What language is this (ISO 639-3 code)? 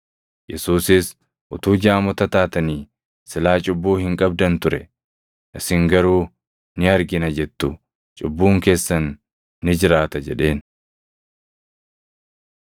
orm